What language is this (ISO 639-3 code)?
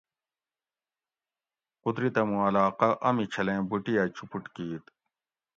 gwc